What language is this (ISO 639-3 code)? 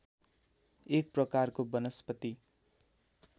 nep